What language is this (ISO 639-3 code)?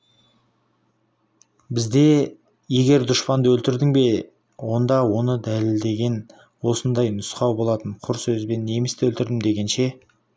kaz